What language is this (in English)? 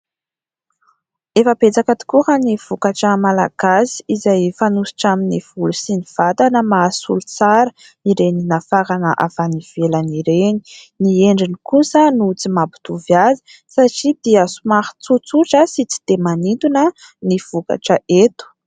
Malagasy